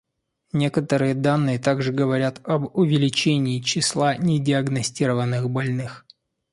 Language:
Russian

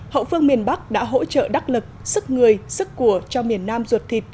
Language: Vietnamese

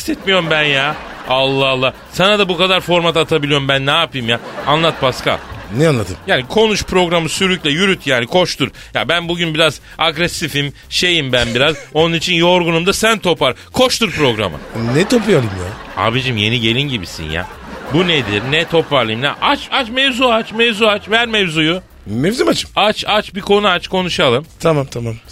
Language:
Turkish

